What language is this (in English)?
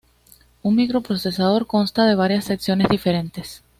Spanish